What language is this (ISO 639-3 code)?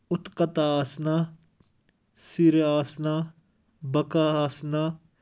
kas